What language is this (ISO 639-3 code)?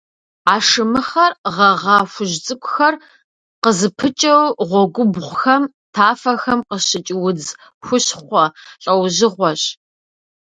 kbd